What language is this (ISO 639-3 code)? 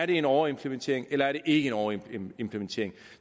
dan